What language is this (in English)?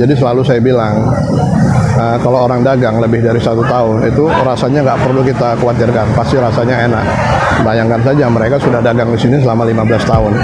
Indonesian